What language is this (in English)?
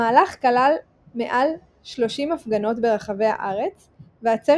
Hebrew